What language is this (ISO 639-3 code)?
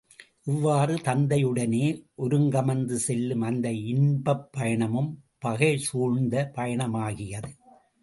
tam